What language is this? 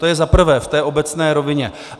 Czech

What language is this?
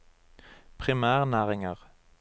Norwegian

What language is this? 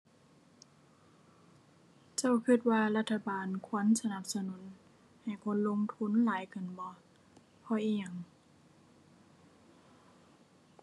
Thai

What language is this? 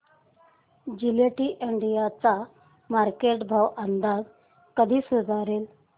Marathi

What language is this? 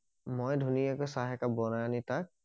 Assamese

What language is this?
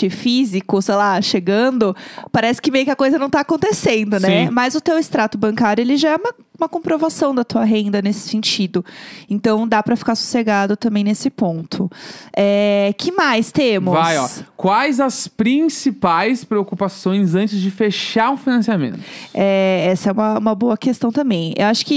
Portuguese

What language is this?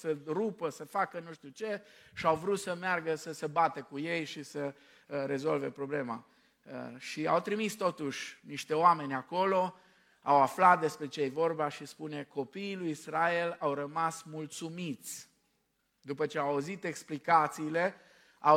Romanian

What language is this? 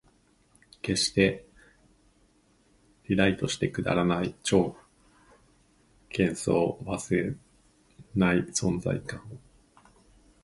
Japanese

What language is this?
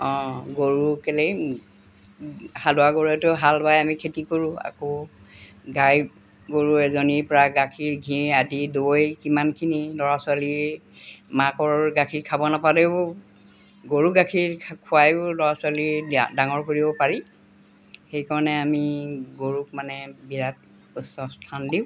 Assamese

